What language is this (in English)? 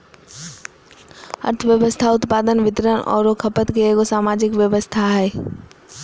Magahi